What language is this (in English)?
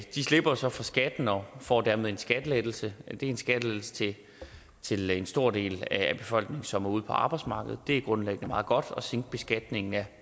Danish